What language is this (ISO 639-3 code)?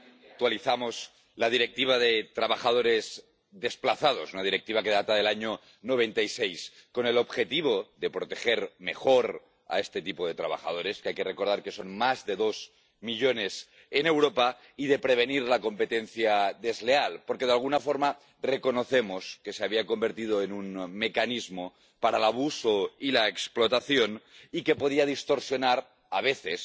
spa